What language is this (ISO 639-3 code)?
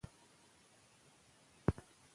pus